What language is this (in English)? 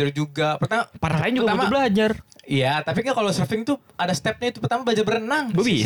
Indonesian